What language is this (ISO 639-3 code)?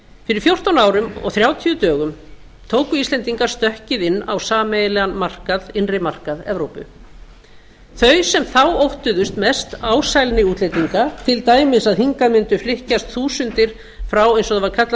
isl